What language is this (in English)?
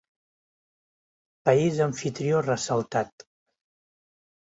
Catalan